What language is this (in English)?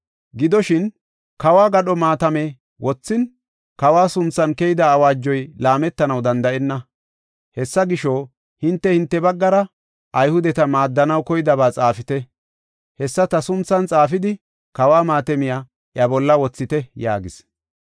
Gofa